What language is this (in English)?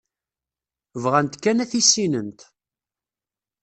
Kabyle